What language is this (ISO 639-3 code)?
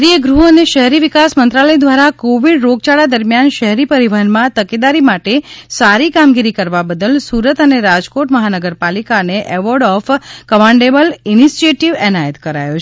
guj